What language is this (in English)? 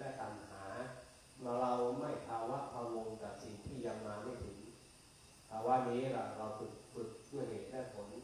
Thai